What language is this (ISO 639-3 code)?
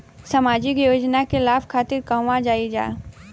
bho